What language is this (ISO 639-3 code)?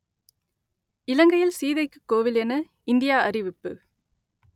tam